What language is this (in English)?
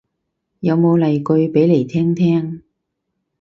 Cantonese